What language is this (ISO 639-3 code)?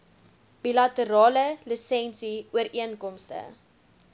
afr